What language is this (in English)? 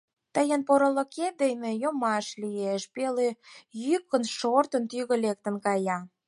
Mari